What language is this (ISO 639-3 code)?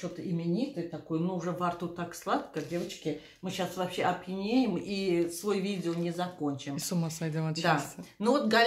rus